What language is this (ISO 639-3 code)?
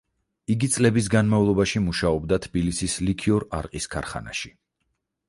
kat